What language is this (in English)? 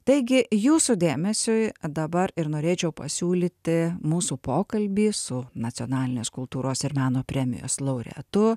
Lithuanian